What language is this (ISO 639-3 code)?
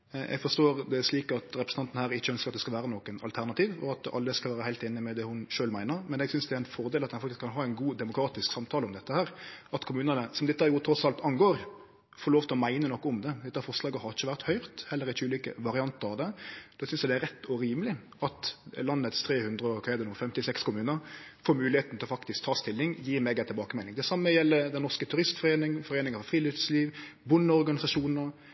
nno